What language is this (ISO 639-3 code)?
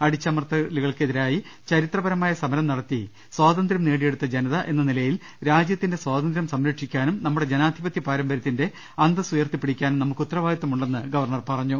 mal